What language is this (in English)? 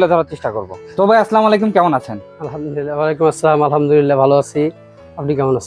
Turkish